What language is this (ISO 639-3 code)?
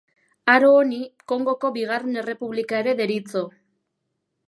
eus